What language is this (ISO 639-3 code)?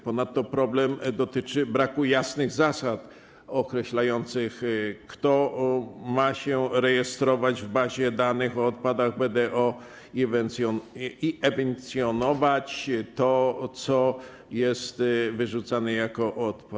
pol